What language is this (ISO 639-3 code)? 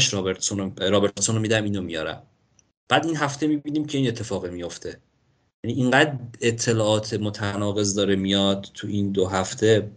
fas